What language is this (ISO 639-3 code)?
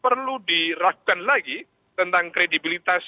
ind